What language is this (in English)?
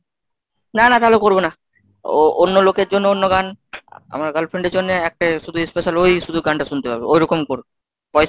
Bangla